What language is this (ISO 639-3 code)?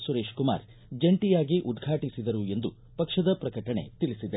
kan